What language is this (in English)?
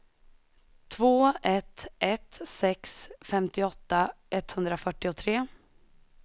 Swedish